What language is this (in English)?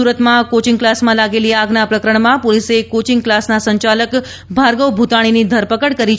Gujarati